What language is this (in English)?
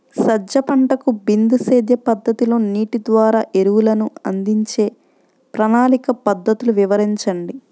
Telugu